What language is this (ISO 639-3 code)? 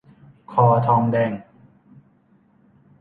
tha